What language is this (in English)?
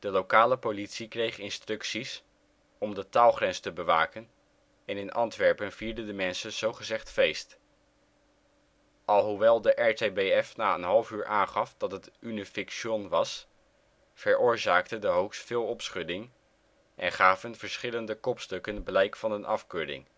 Dutch